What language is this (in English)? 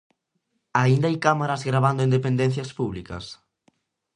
Galician